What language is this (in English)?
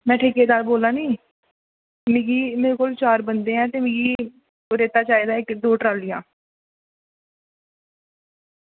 Dogri